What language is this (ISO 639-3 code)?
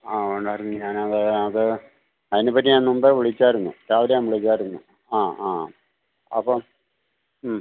mal